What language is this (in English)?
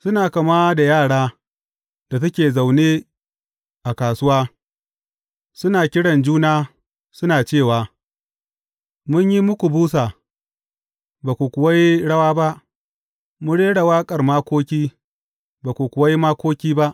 Hausa